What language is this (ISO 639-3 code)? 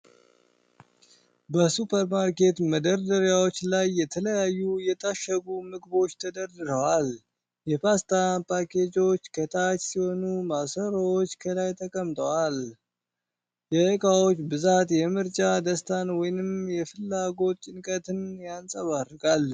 amh